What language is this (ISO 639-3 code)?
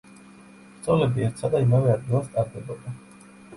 kat